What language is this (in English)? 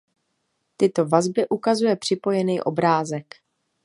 Czech